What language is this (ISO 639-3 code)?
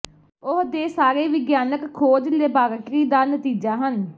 pan